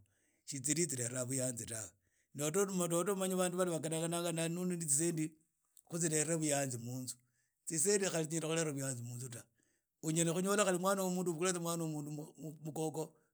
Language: Idakho-Isukha-Tiriki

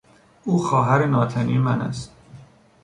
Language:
Persian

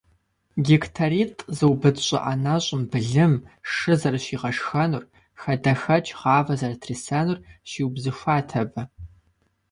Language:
Kabardian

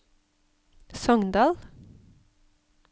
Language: Norwegian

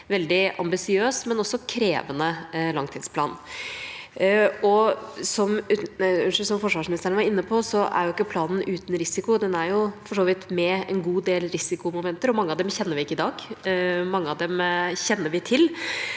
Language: Norwegian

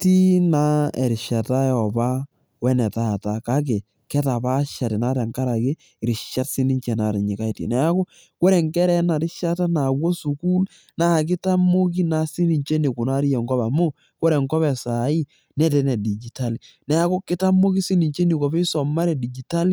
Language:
Masai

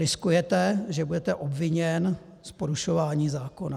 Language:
Czech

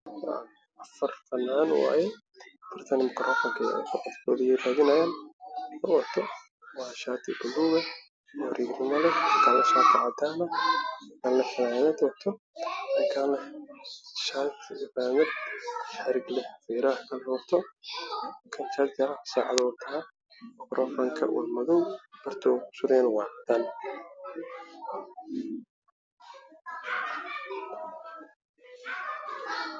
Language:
Somali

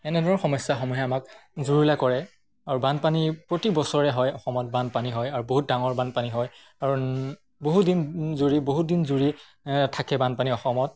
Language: Assamese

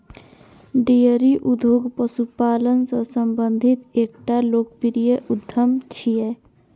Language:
Maithili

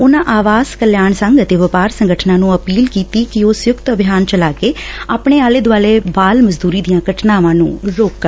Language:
Punjabi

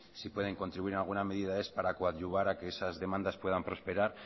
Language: Spanish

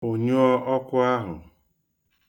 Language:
Igbo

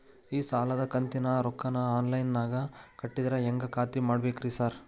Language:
Kannada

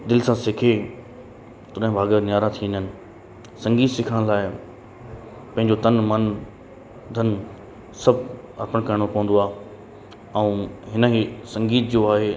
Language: Sindhi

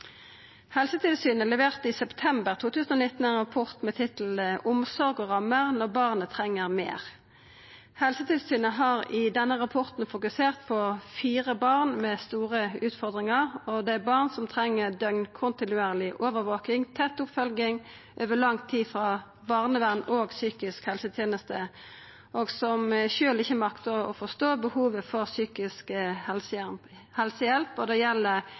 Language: Norwegian Nynorsk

